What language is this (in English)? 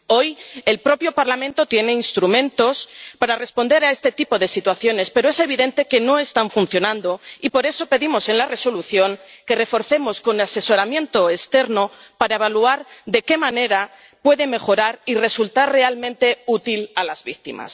Spanish